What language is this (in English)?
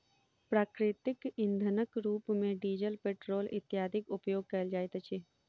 Maithili